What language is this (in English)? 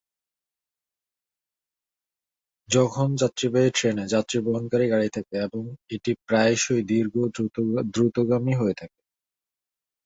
Bangla